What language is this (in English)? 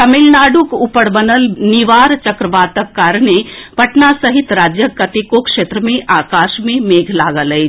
Maithili